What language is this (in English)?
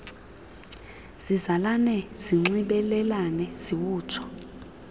Xhosa